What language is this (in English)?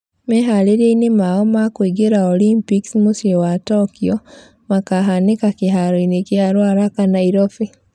Kikuyu